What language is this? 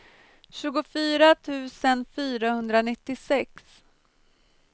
Swedish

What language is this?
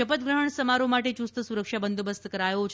Gujarati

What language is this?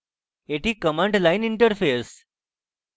Bangla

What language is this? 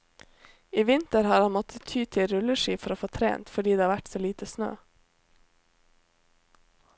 Norwegian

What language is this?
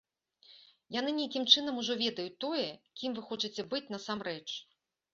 Belarusian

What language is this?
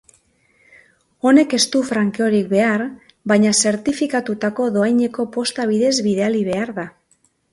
Basque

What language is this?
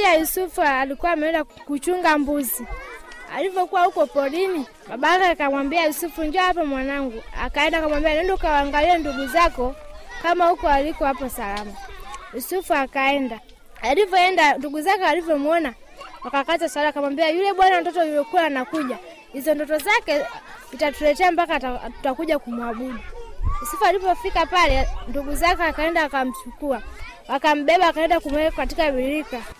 Swahili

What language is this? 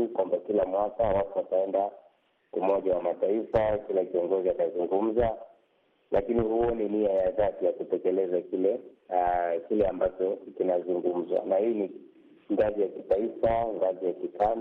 Swahili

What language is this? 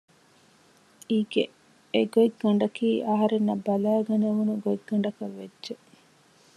Divehi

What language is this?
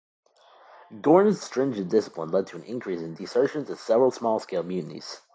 English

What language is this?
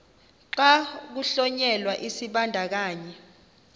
Xhosa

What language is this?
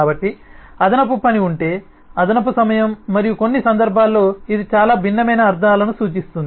Telugu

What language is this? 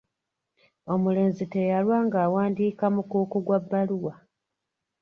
Ganda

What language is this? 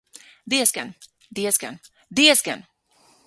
Latvian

